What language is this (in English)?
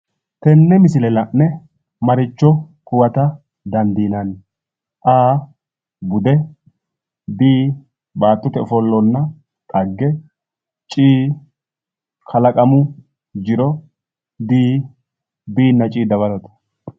Sidamo